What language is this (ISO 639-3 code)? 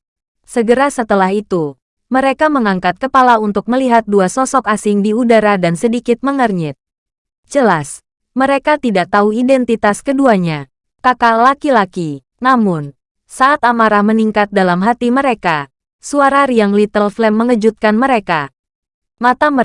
ind